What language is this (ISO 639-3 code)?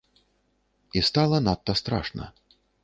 bel